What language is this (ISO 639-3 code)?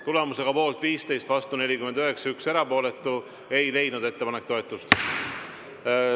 est